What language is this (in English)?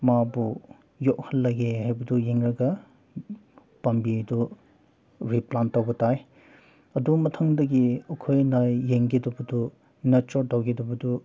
Manipuri